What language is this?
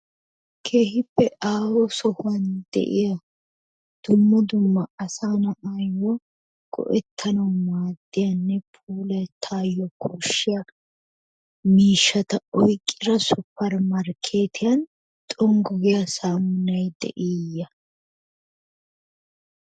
Wolaytta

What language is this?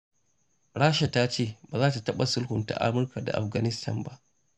Hausa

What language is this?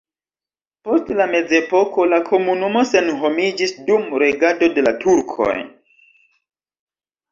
Esperanto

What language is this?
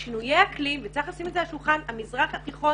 Hebrew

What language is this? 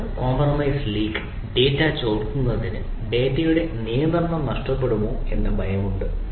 Malayalam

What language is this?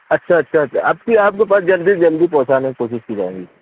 Urdu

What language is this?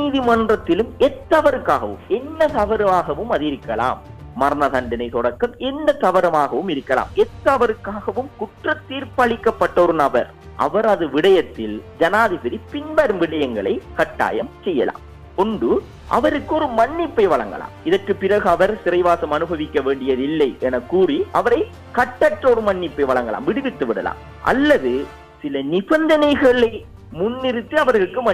Tamil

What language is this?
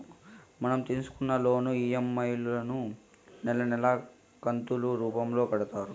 Telugu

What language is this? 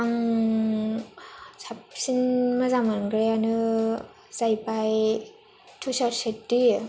Bodo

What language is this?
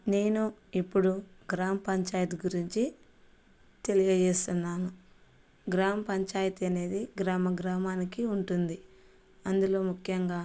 Telugu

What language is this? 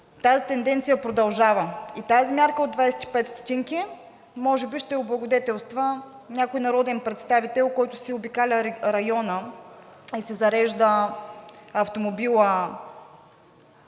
Bulgarian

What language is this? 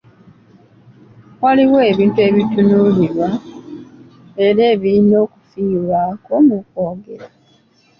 Ganda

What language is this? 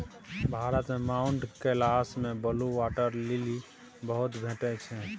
Maithili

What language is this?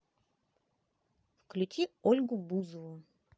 Russian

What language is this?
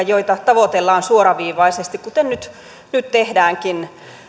Finnish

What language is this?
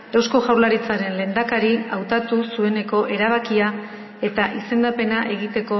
Basque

